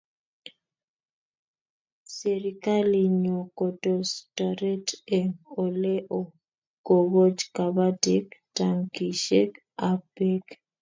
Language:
Kalenjin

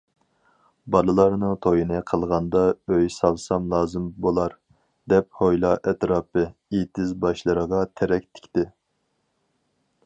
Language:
Uyghur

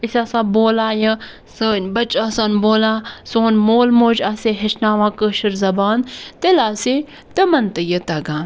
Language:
Kashmiri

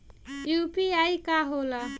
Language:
Bhojpuri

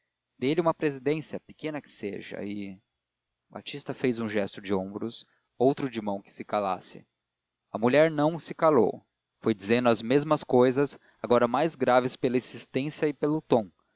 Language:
Portuguese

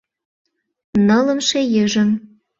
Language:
Mari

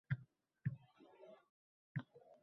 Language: Uzbek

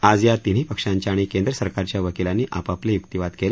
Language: Marathi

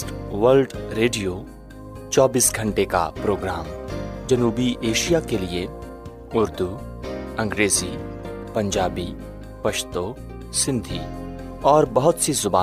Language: Urdu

